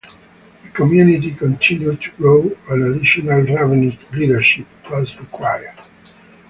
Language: English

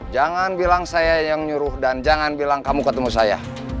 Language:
Indonesian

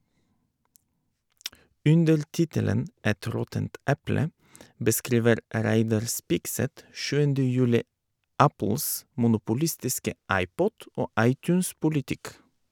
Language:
Norwegian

